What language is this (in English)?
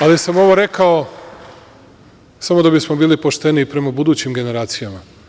Serbian